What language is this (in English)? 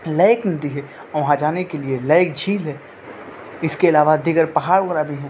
Urdu